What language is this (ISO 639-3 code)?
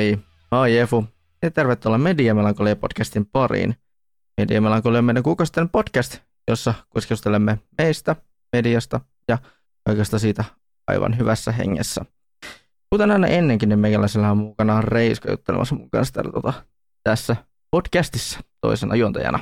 fin